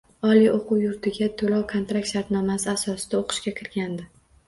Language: Uzbek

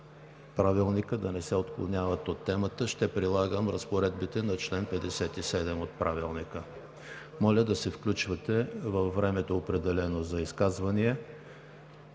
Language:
Bulgarian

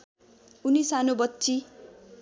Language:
Nepali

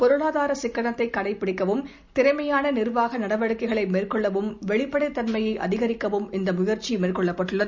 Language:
Tamil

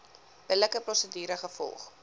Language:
Afrikaans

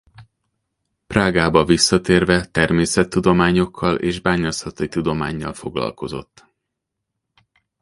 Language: Hungarian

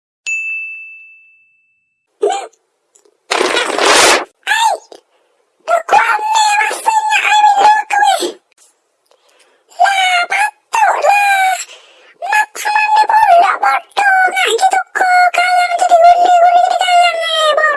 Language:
Malay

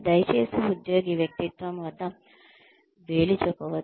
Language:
Telugu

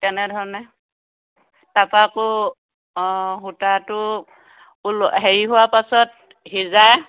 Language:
Assamese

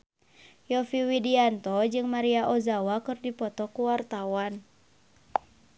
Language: Sundanese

